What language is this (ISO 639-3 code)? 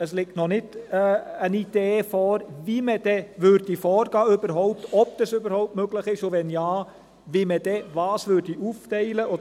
gsw